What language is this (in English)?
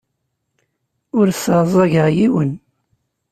Kabyle